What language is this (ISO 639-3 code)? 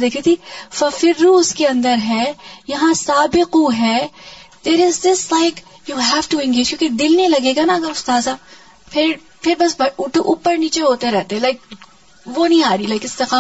urd